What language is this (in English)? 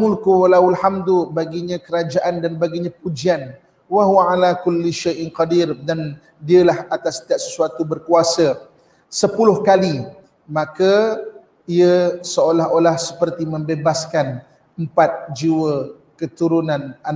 Malay